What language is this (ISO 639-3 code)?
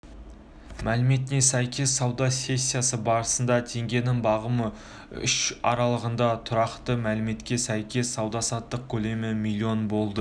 kaz